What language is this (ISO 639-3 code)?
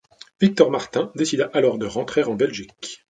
fra